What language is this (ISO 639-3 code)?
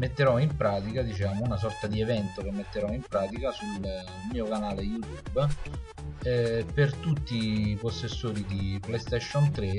ita